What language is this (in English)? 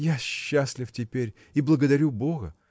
Russian